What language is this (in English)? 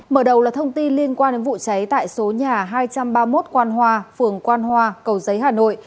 Vietnamese